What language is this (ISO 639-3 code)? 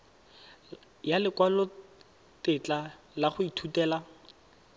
tsn